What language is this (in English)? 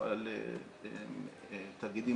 Hebrew